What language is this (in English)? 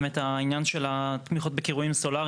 Hebrew